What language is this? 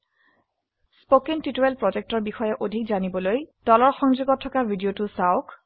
Assamese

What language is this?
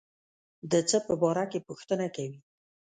Pashto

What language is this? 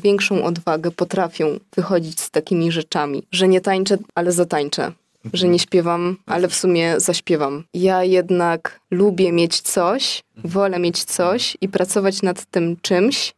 Polish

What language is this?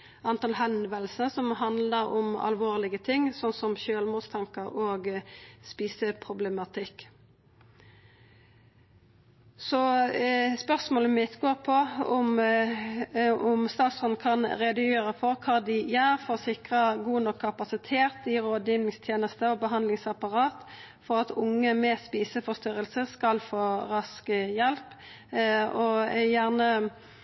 Norwegian Nynorsk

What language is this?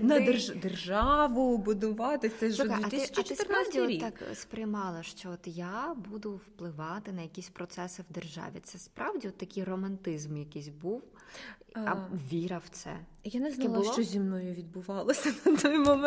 Ukrainian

